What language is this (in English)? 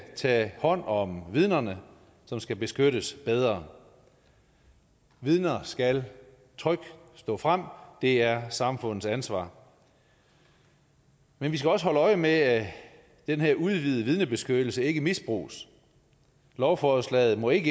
Danish